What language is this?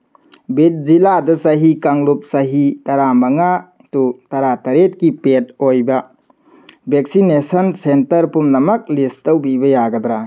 Manipuri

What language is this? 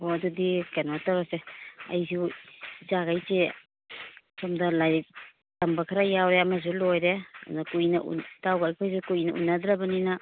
Manipuri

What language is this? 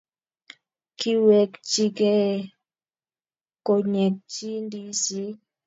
Kalenjin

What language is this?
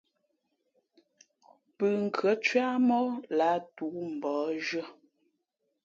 Fe'fe'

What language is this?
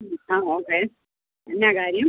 Malayalam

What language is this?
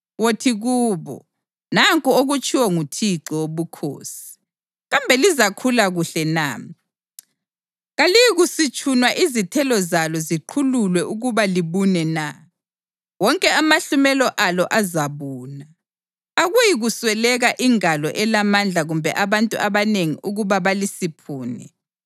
North Ndebele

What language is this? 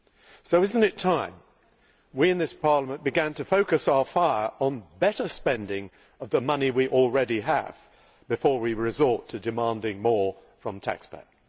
English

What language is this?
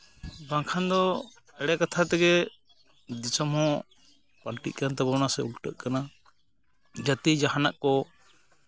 Santali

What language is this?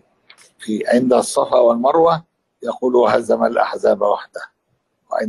Arabic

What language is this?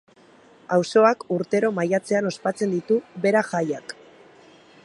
Basque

